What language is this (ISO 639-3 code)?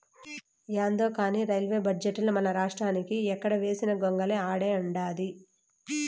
tel